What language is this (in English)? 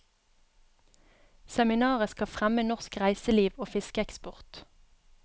Norwegian